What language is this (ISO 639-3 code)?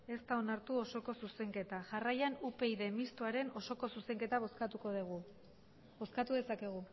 eus